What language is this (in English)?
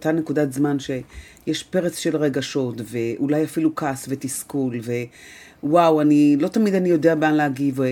Hebrew